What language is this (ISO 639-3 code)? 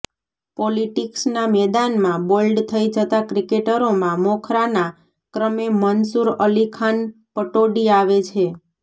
guj